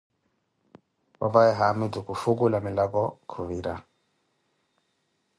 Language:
Koti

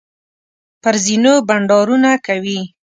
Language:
Pashto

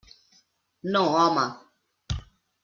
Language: Catalan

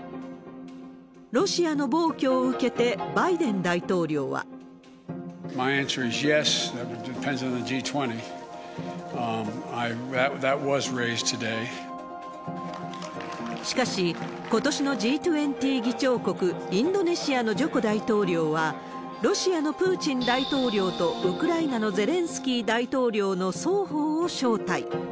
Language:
Japanese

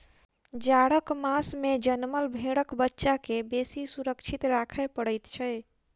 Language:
Maithili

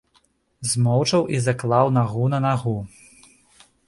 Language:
Belarusian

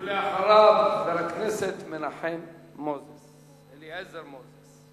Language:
Hebrew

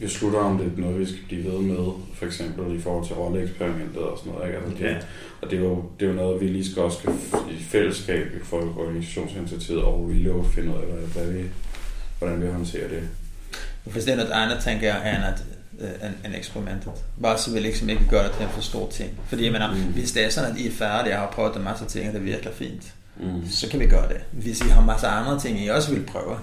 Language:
Danish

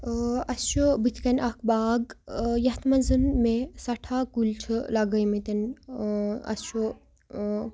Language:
Kashmiri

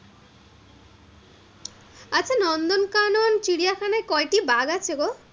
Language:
Bangla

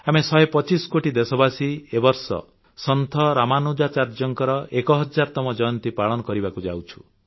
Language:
Odia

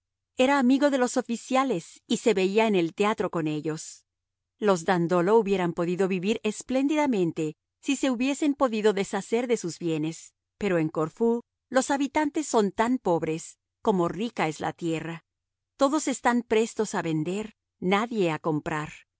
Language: Spanish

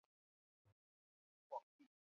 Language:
Chinese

